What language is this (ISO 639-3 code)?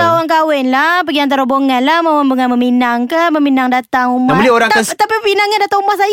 msa